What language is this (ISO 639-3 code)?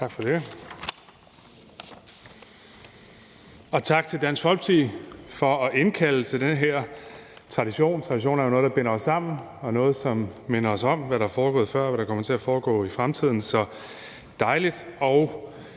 dan